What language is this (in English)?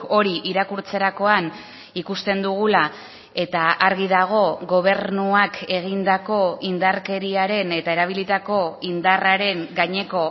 Basque